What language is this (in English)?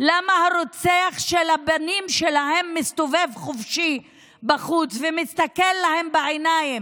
Hebrew